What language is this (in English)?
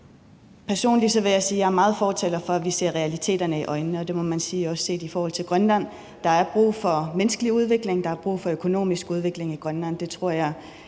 Danish